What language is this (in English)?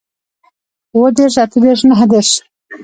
Pashto